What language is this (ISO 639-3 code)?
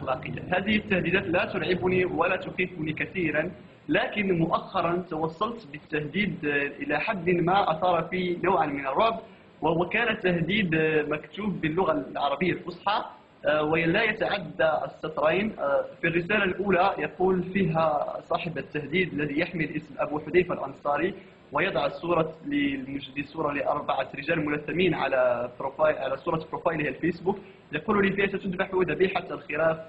ara